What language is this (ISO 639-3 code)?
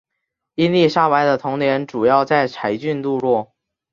zho